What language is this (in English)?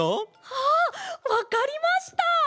Japanese